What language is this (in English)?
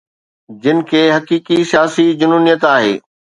Sindhi